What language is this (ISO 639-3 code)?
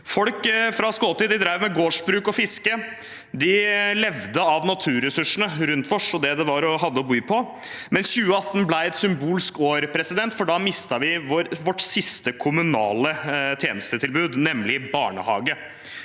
nor